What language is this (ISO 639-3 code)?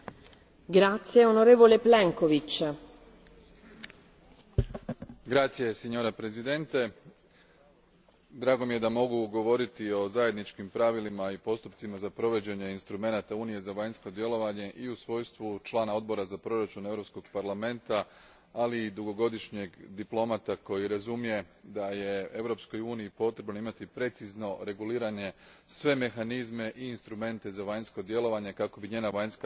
hrv